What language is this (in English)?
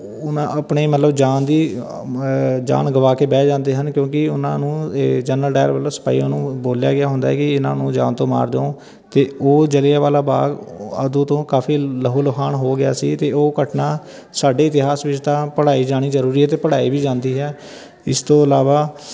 Punjabi